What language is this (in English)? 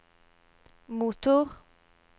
Norwegian